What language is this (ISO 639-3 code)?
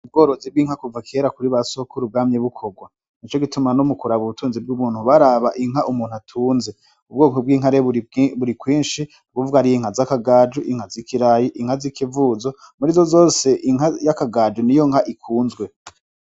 run